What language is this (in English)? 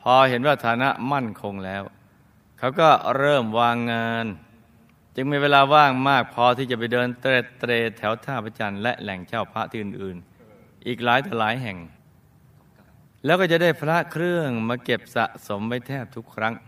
Thai